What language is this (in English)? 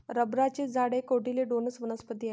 Marathi